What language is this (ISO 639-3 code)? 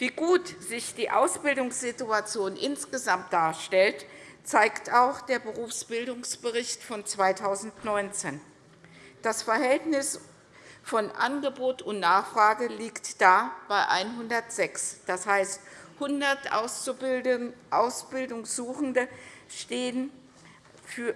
deu